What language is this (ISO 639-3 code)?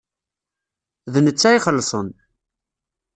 kab